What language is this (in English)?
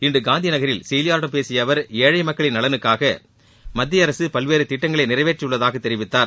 Tamil